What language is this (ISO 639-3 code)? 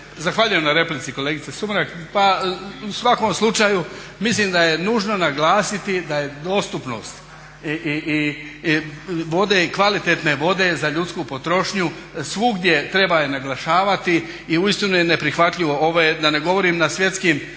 hrv